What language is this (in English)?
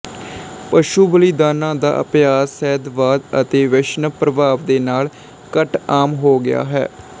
Punjabi